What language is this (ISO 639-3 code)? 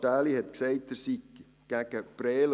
gsw